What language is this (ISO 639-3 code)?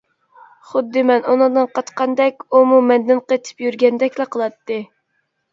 uig